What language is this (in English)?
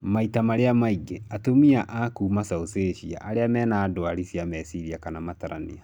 Kikuyu